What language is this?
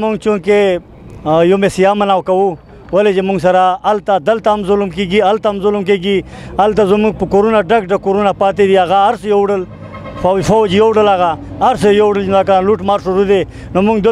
Turkish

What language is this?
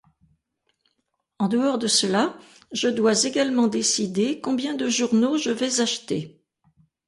French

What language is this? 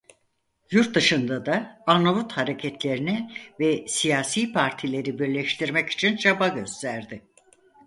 Turkish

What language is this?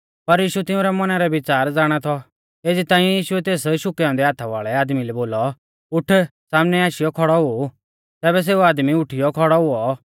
Mahasu Pahari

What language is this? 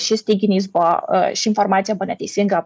Lithuanian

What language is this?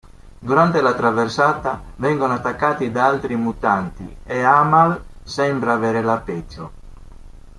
Italian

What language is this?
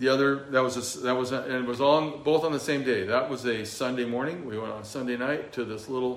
English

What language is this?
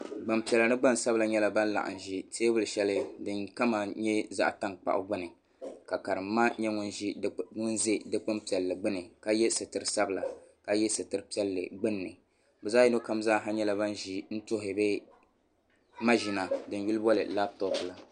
Dagbani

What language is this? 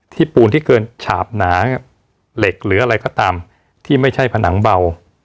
Thai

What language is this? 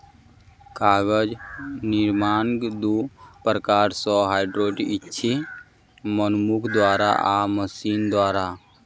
Maithili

